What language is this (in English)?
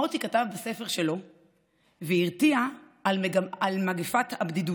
Hebrew